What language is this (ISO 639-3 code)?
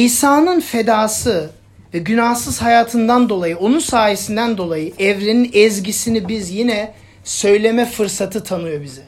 tur